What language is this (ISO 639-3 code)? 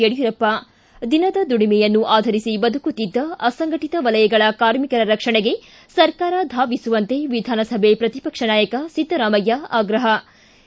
kan